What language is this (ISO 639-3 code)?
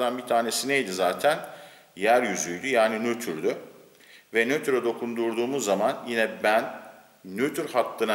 tur